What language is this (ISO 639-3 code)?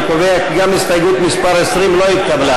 heb